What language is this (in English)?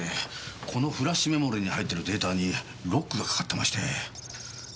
Japanese